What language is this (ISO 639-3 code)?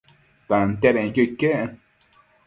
mcf